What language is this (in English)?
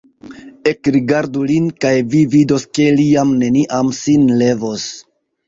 Esperanto